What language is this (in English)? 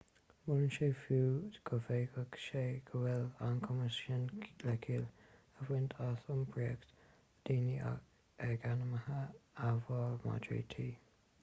Irish